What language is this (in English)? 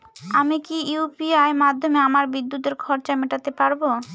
Bangla